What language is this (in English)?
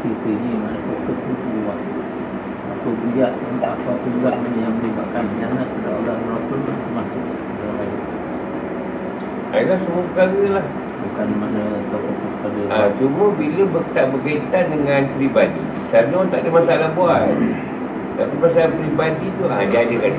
Malay